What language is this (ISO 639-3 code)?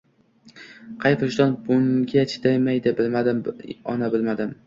uzb